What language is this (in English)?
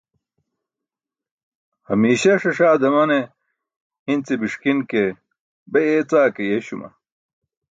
Burushaski